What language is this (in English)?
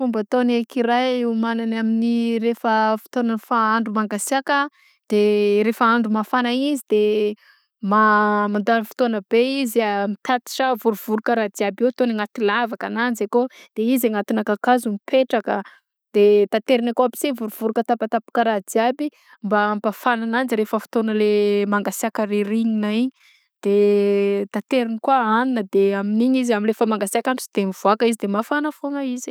Southern Betsimisaraka Malagasy